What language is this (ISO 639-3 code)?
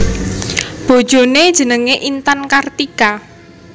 jav